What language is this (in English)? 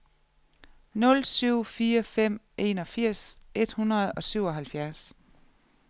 Danish